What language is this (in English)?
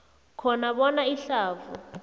South Ndebele